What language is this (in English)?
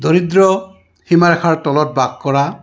Assamese